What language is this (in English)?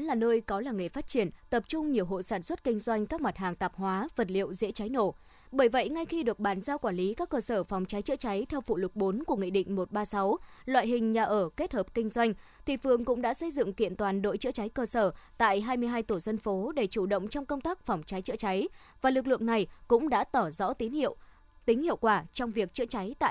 Vietnamese